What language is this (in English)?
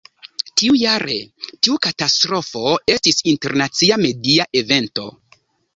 Esperanto